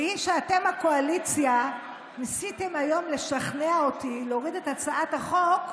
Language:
Hebrew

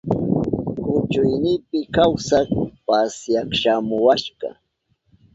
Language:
Southern Pastaza Quechua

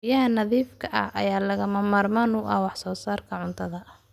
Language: Somali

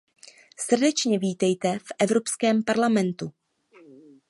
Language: Czech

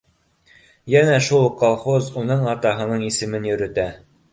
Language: Bashkir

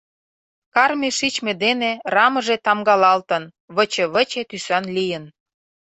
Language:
Mari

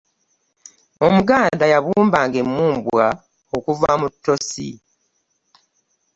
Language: Ganda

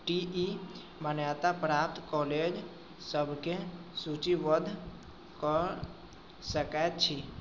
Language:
Maithili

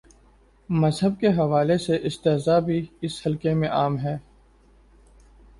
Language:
Urdu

